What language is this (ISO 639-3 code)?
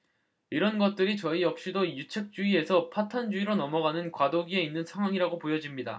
kor